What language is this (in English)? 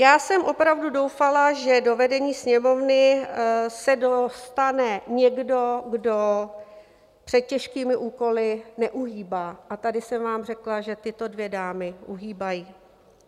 Czech